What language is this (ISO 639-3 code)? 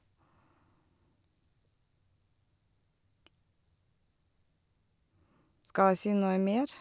nor